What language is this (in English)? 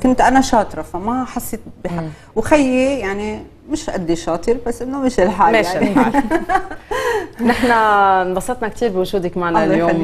Arabic